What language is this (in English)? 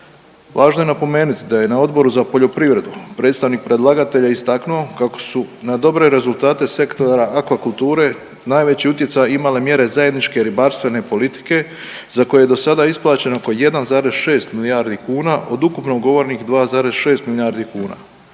Croatian